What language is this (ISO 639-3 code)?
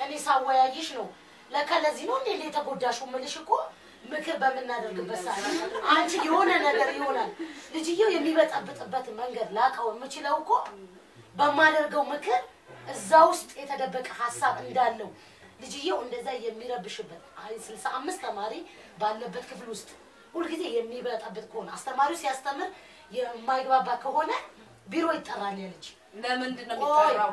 ara